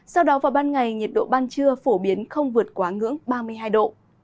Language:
Vietnamese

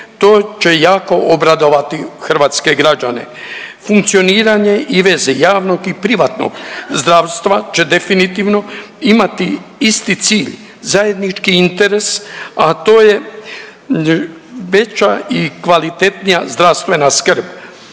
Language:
Croatian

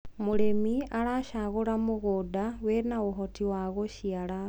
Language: Kikuyu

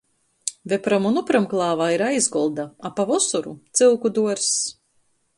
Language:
Latgalian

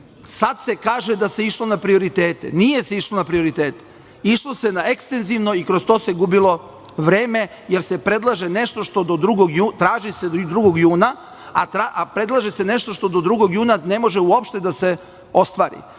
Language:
Serbian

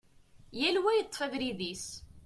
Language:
Kabyle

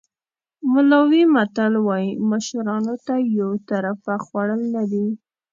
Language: Pashto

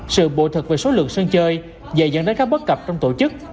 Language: Vietnamese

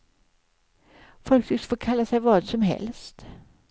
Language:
Swedish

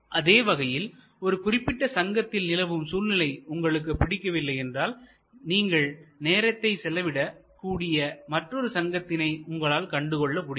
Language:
Tamil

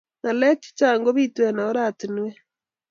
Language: Kalenjin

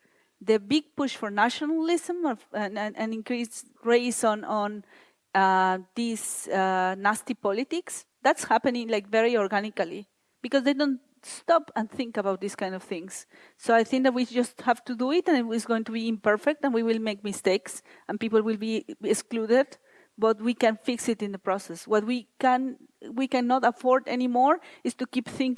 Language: English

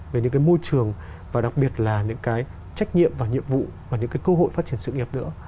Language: Vietnamese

